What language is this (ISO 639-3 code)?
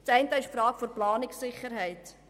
gsw